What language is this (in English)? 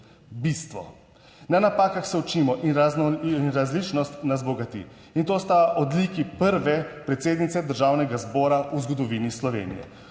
Slovenian